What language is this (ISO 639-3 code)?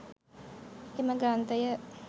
sin